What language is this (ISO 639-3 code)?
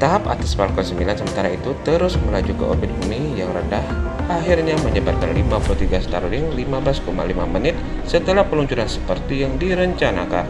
ind